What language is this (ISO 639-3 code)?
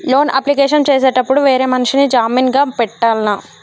tel